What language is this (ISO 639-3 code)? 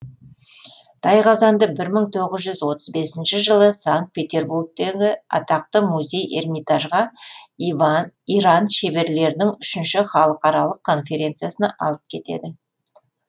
kaz